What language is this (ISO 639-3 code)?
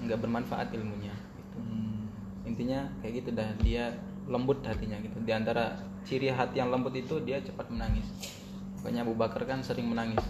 ind